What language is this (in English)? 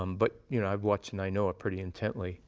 English